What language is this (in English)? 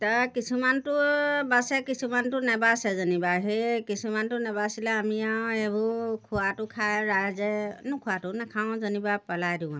Assamese